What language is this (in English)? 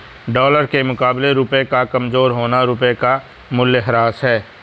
Hindi